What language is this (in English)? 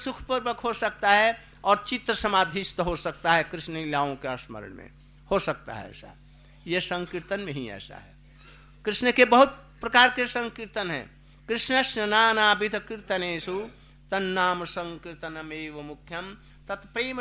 Hindi